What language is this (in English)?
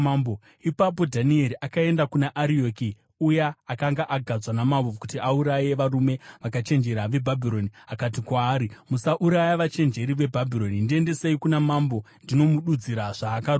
Shona